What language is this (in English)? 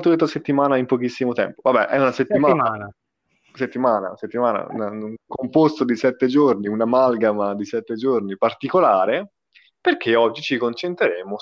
Italian